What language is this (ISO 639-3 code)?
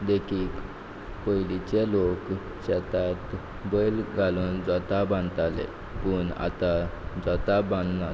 kok